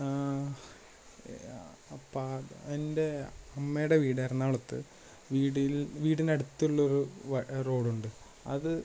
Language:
Malayalam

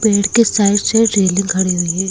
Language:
Hindi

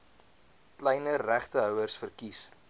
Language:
Afrikaans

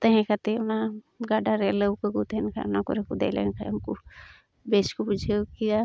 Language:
Santali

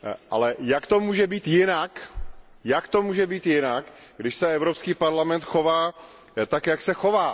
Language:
Czech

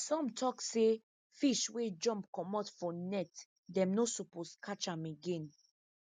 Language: Nigerian Pidgin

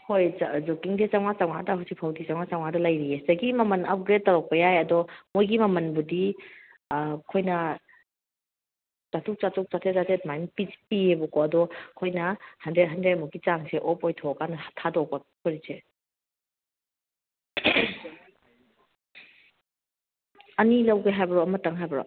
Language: Manipuri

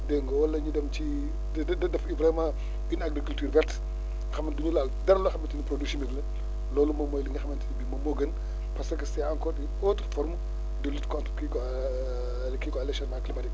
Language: Wolof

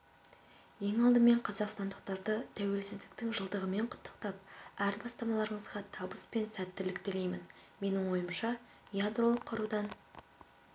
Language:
Kazakh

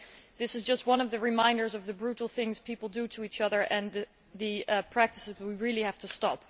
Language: English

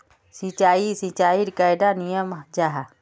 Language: Magahi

